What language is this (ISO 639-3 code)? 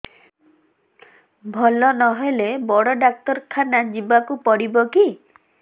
ori